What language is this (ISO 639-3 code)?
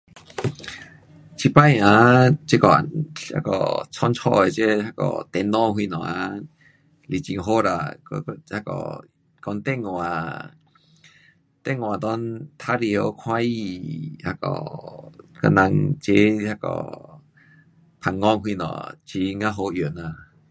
cpx